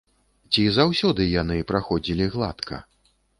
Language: Belarusian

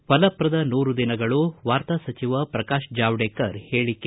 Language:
Kannada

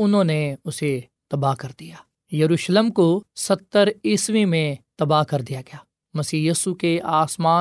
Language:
Urdu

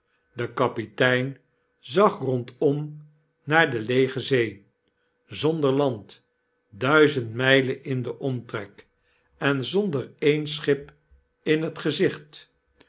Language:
Dutch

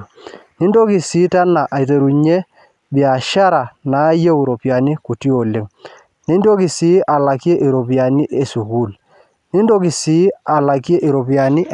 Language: Masai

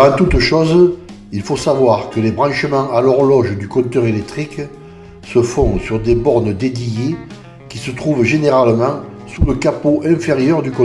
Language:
French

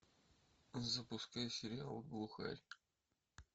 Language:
Russian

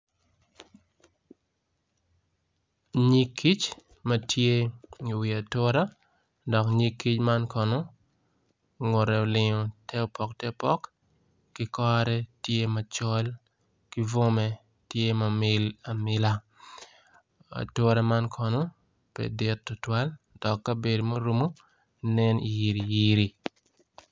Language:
Acoli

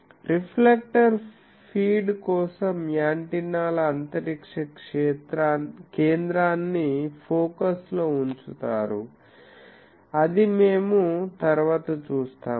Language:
Telugu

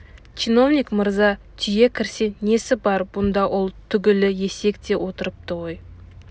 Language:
Kazakh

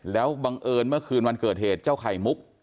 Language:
Thai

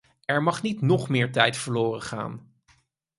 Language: Dutch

